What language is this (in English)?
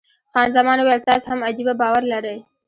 Pashto